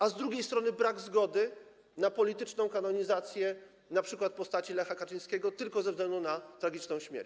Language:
Polish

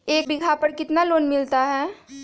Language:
Magahi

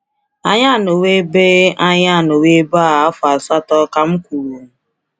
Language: Igbo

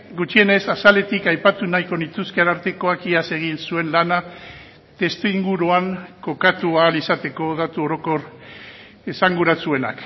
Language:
Basque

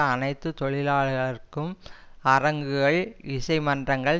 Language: Tamil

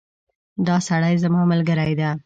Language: Pashto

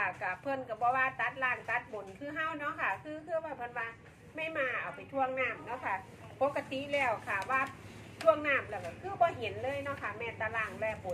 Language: Thai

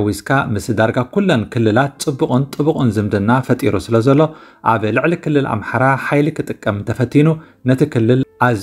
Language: Arabic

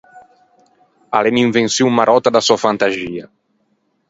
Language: Ligurian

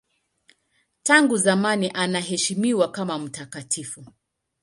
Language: Swahili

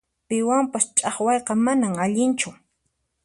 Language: Puno Quechua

